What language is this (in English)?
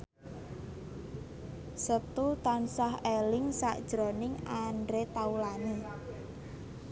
Javanese